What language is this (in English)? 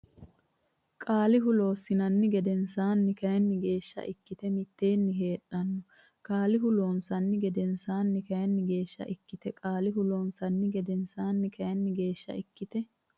Sidamo